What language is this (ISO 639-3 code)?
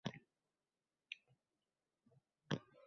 uzb